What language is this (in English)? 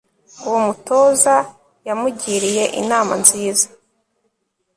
Kinyarwanda